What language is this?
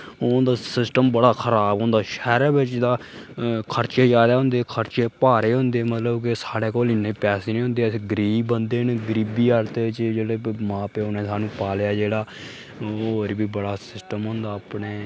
Dogri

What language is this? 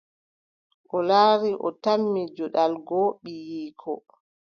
Adamawa Fulfulde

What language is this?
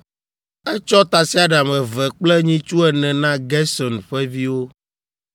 Ewe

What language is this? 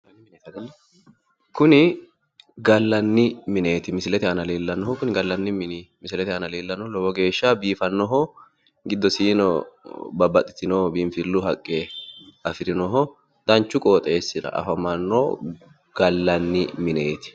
Sidamo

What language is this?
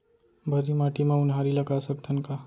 Chhattisgarhi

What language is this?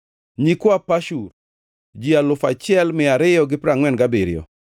Luo (Kenya and Tanzania)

